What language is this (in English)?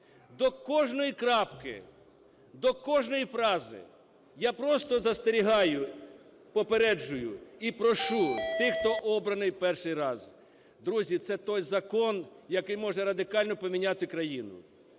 Ukrainian